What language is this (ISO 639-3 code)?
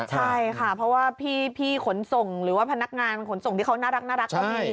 tha